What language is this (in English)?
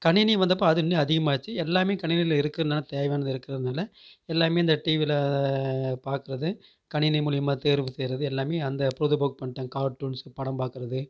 Tamil